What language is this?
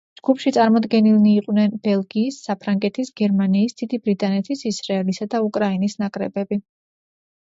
Georgian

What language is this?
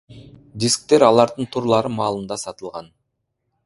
Kyrgyz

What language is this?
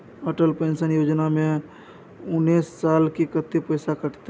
Maithili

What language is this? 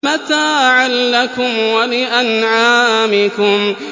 Arabic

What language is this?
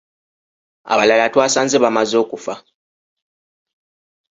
Ganda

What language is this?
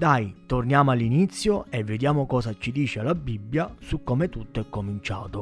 Italian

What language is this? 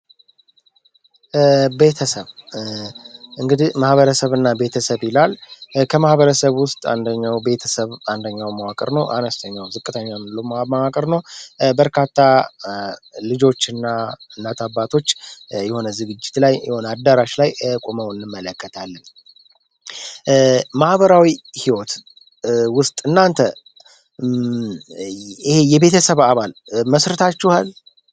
Amharic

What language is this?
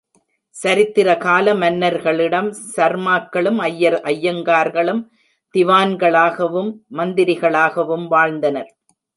Tamil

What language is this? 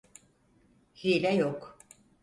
Turkish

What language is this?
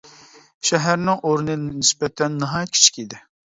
Uyghur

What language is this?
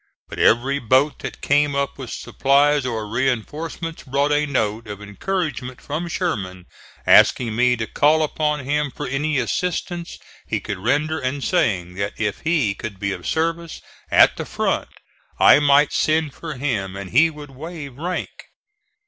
English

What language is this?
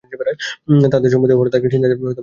Bangla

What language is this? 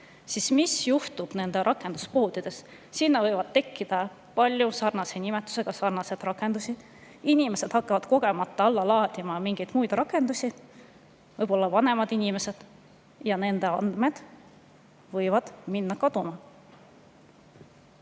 Estonian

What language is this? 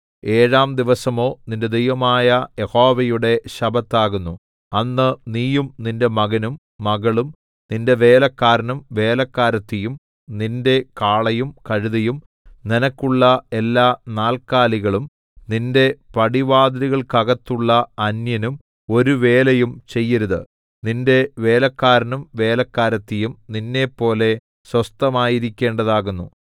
Malayalam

